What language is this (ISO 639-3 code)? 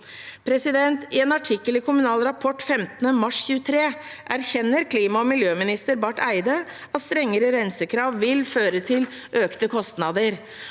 nor